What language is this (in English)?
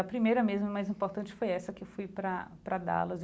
Portuguese